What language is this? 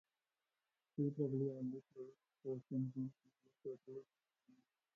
English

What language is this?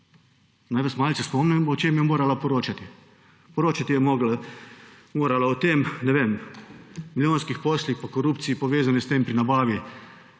Slovenian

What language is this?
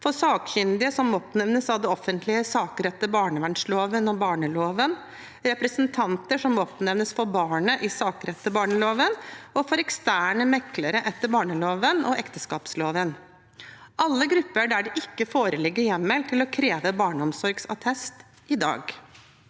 Norwegian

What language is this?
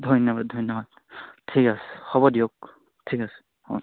Assamese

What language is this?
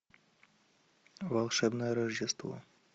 Russian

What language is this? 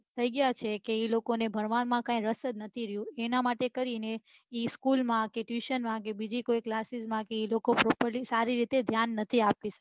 Gujarati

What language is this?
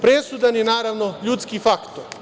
Serbian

